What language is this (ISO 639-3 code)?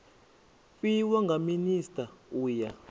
ven